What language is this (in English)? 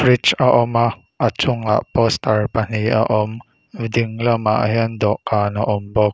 Mizo